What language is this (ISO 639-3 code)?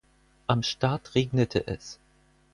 deu